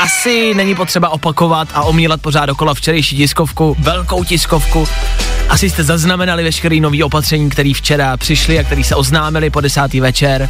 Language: Czech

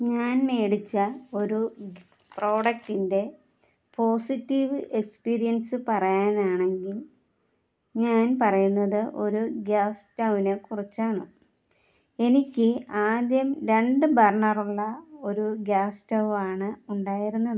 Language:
Malayalam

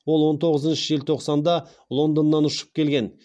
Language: Kazakh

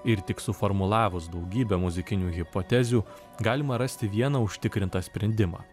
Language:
Lithuanian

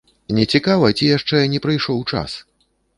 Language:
Belarusian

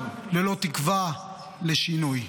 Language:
Hebrew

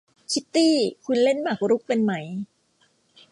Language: Thai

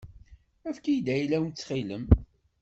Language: Kabyle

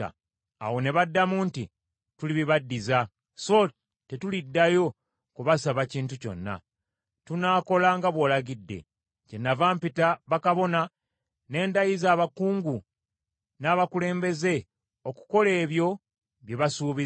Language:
Ganda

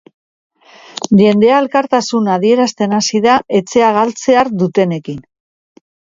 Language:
Basque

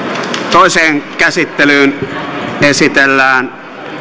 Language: Finnish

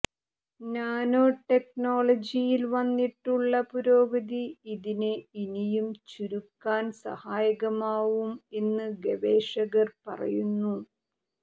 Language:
Malayalam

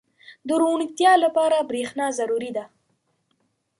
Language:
Pashto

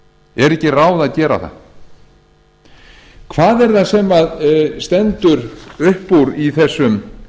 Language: Icelandic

